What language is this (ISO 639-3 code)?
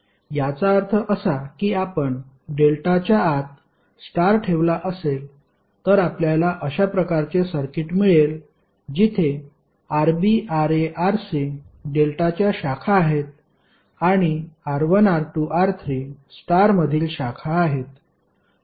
mar